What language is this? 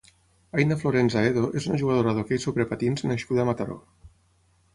Catalan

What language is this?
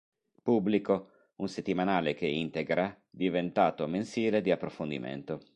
Italian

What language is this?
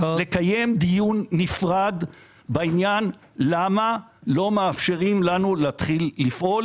Hebrew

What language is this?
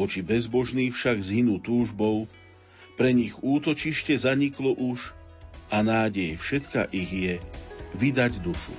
Slovak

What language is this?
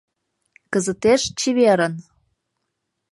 Mari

